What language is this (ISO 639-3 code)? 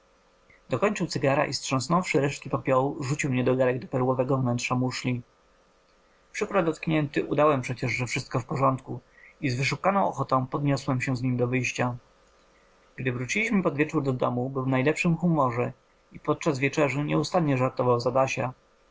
pol